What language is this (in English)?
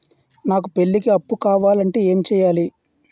Telugu